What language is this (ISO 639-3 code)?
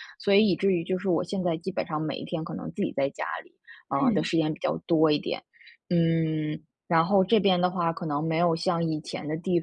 zho